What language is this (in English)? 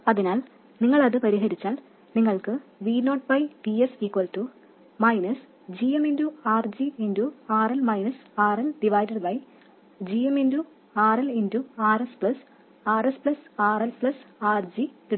Malayalam